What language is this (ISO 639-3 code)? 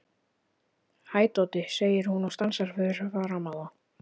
isl